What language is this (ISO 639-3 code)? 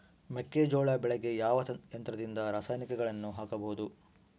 kan